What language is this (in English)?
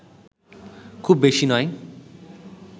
Bangla